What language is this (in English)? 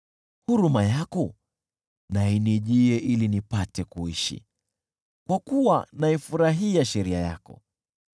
Swahili